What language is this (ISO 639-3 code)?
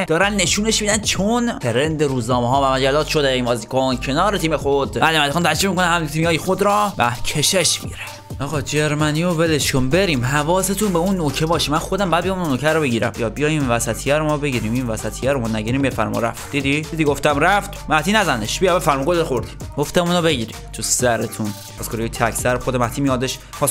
fas